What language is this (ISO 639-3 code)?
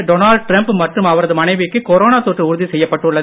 tam